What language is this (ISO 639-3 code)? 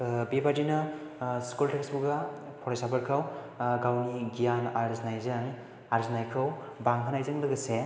brx